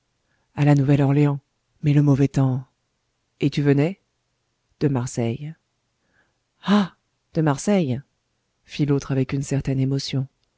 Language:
French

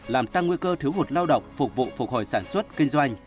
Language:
Vietnamese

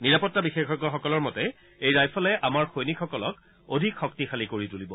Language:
Assamese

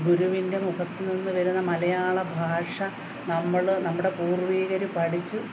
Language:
Malayalam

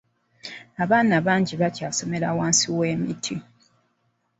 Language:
Ganda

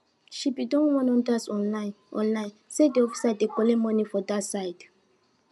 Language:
Nigerian Pidgin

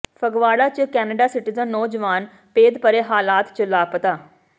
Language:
Punjabi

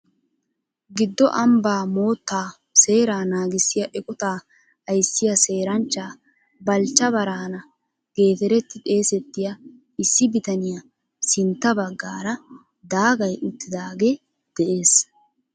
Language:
Wolaytta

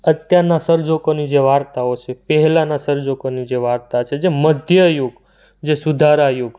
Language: Gujarati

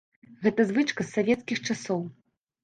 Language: Belarusian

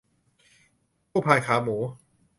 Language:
Thai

